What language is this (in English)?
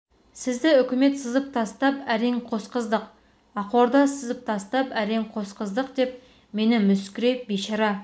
Kazakh